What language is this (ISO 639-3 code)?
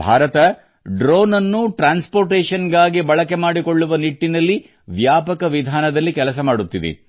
kan